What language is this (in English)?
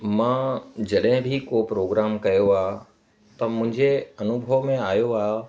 Sindhi